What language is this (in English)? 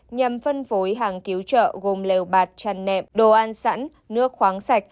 Vietnamese